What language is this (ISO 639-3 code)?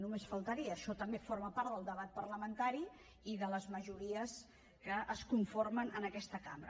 cat